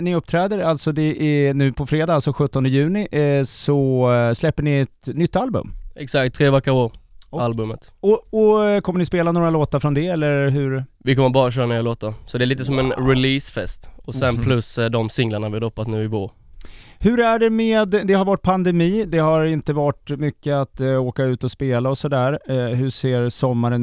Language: Swedish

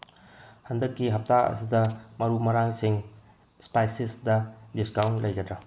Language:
Manipuri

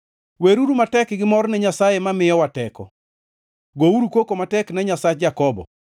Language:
Luo (Kenya and Tanzania)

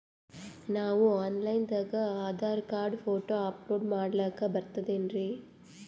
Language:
Kannada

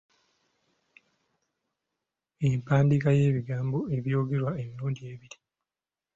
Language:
Ganda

